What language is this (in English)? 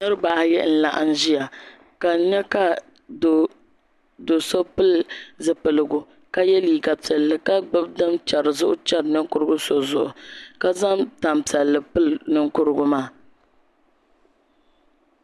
Dagbani